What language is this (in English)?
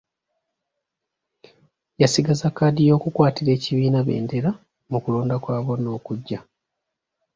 Ganda